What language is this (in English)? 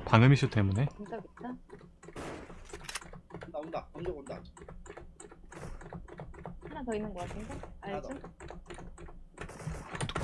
Korean